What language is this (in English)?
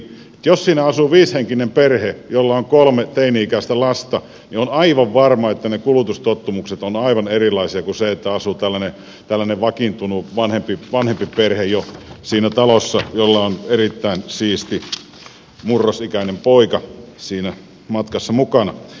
Finnish